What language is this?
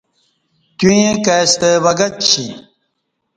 Kati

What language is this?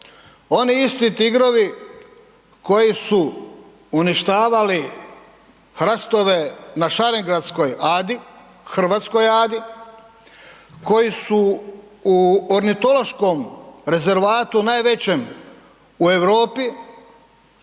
Croatian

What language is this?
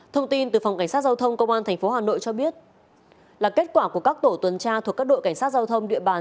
Vietnamese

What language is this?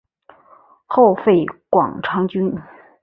Chinese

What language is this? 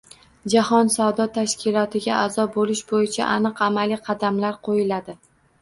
Uzbek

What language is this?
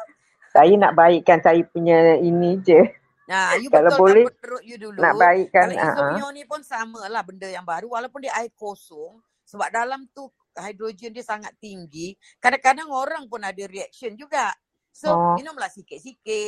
Malay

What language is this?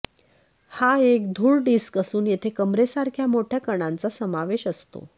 Marathi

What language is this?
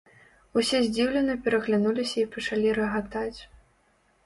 Belarusian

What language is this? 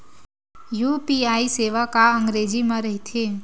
Chhattisgarhi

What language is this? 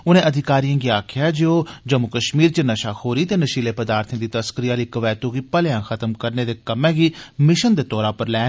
Dogri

